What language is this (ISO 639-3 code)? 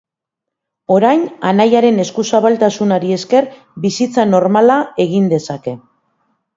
eus